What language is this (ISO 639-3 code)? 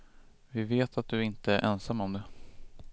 swe